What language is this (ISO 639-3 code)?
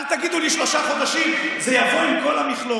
heb